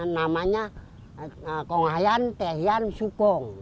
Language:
Indonesian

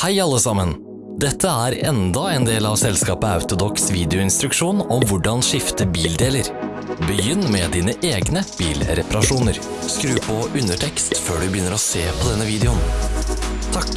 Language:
Norwegian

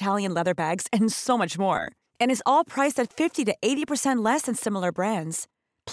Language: Swedish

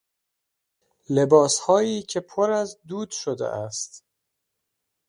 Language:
Persian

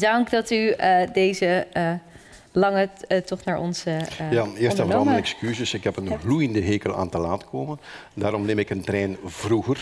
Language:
Dutch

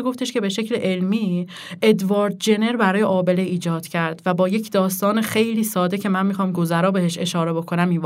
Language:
Persian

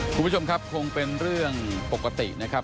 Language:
Thai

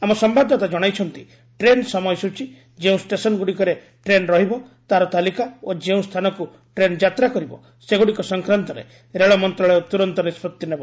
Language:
Odia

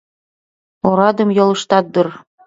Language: Mari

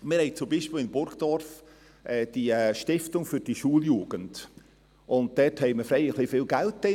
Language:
Swiss German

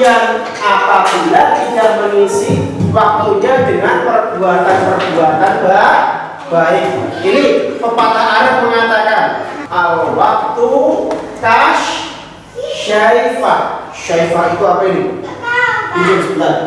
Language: Indonesian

